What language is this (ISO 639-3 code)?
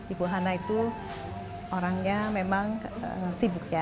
ind